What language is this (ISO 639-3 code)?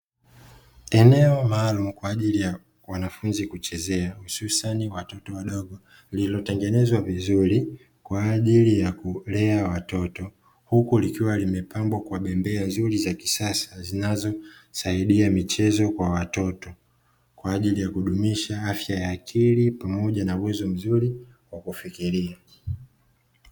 swa